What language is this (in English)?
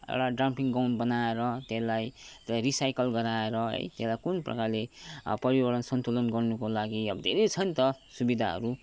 Nepali